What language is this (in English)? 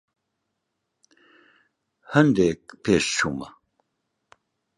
Central Kurdish